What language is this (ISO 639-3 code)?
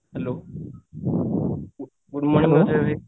ori